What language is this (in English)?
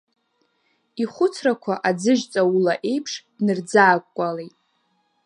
Abkhazian